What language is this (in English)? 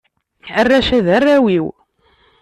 Kabyle